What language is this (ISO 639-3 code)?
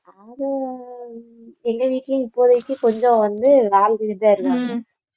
tam